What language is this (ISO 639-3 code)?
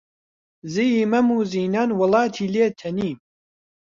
ckb